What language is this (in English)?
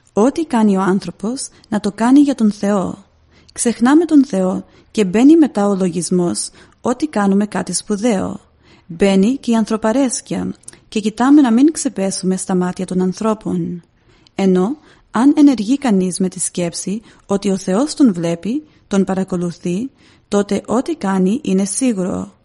Greek